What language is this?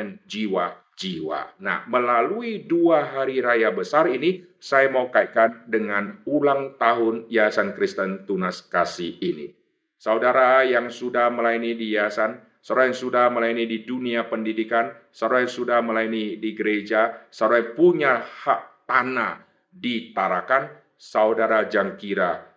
Indonesian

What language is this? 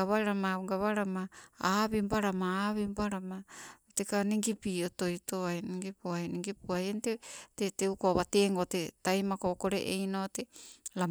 Sibe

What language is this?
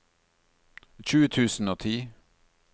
Norwegian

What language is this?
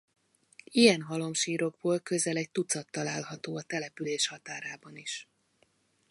Hungarian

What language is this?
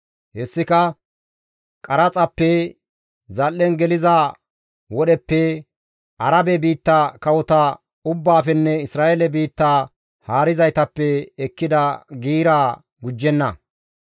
Gamo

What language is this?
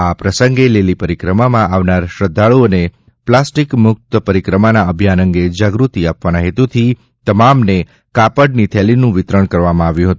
Gujarati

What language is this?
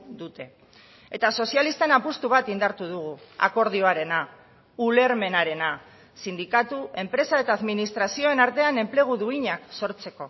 Basque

